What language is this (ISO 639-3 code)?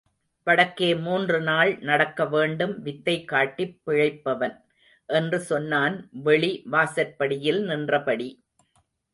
tam